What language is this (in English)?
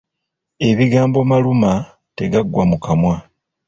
Ganda